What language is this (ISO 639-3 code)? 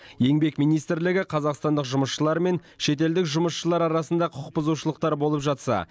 kaz